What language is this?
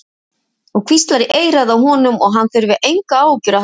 Icelandic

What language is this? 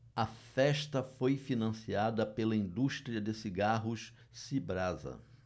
Portuguese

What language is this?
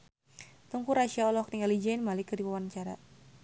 Sundanese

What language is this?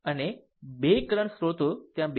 Gujarati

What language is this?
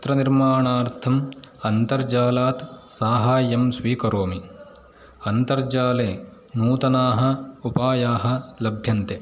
Sanskrit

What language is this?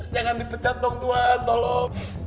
Indonesian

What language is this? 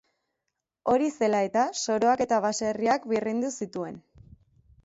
Basque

